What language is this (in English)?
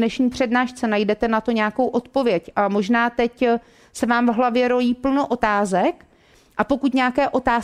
Czech